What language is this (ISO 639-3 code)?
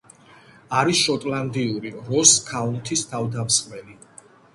kat